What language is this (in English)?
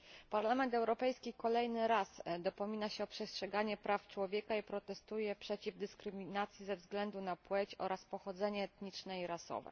Polish